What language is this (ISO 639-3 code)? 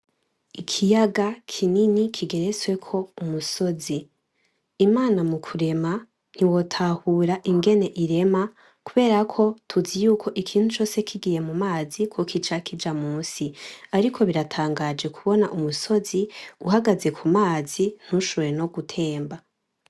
run